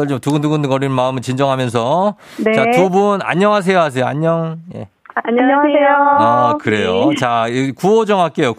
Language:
Korean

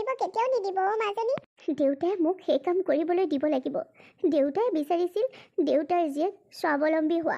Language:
Thai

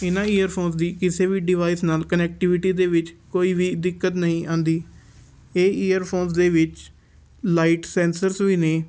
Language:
Punjabi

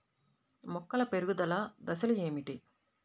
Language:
Telugu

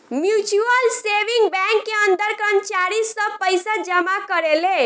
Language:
Bhojpuri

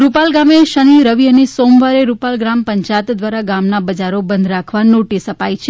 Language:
Gujarati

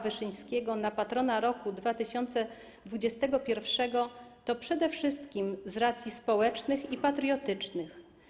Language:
Polish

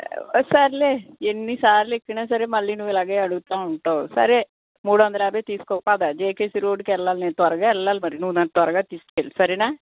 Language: Telugu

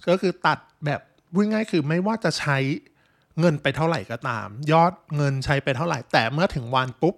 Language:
Thai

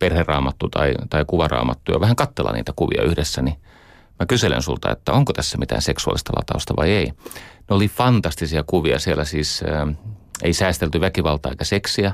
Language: Finnish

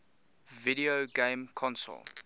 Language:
English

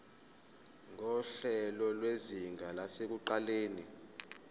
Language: Zulu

